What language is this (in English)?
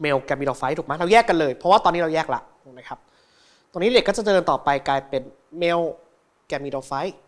Thai